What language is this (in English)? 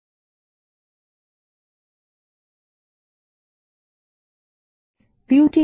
Bangla